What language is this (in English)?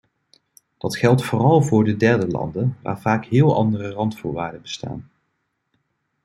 Dutch